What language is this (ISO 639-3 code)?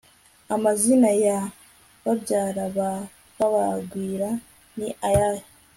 kin